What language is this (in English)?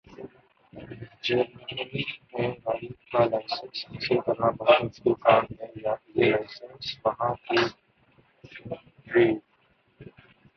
Urdu